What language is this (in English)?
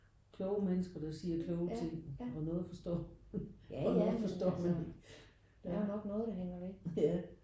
Danish